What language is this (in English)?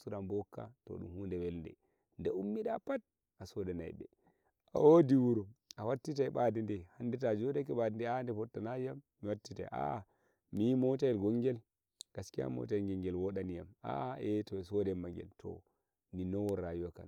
Nigerian Fulfulde